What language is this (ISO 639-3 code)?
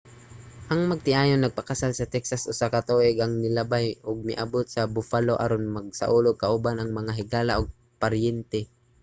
ceb